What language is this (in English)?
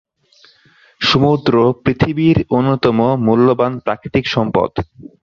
Bangla